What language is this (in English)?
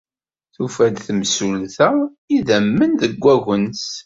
Kabyle